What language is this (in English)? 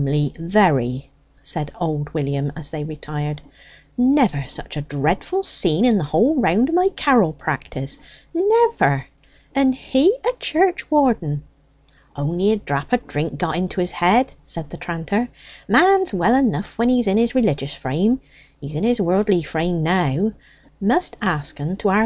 English